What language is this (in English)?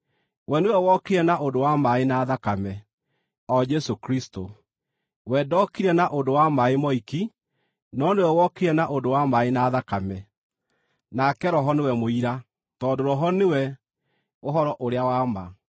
Kikuyu